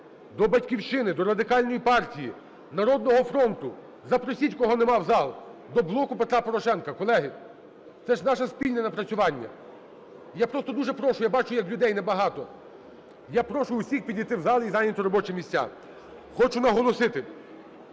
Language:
Ukrainian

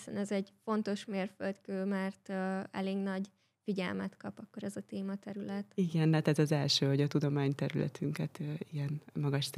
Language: Hungarian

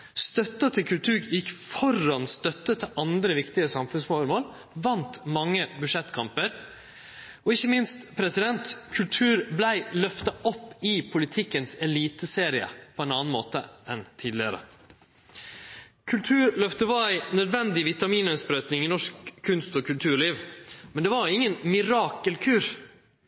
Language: Norwegian Nynorsk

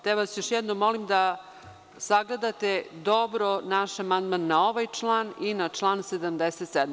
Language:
Serbian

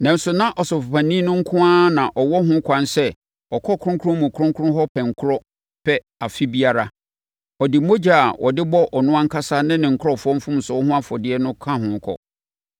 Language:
Akan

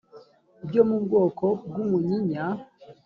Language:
Kinyarwanda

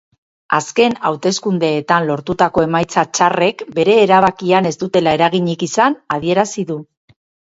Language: Basque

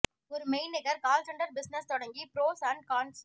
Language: Tamil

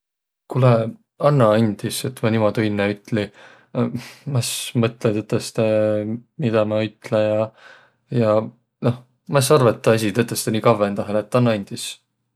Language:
Võro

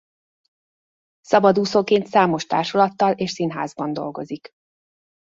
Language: Hungarian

